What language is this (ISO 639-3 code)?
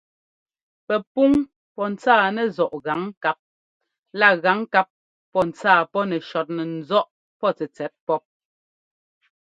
jgo